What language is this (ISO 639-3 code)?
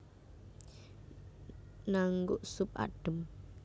jav